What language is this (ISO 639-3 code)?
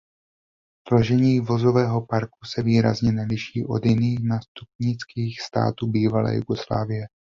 ces